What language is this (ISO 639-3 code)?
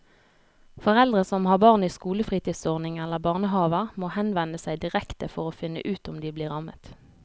nor